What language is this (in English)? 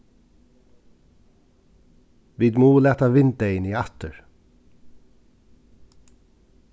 Faroese